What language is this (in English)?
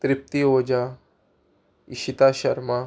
Konkani